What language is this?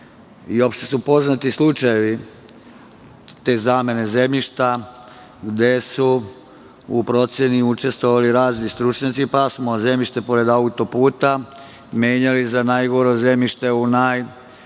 Serbian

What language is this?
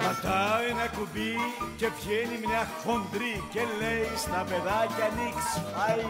Greek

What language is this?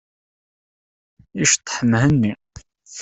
Kabyle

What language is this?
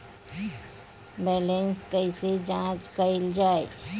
Bhojpuri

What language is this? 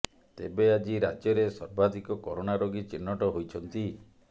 Odia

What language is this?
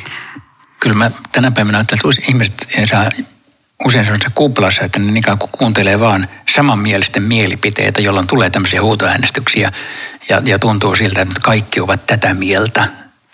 Finnish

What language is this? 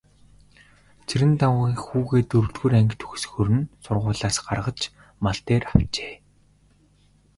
Mongolian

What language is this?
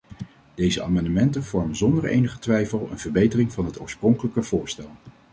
Dutch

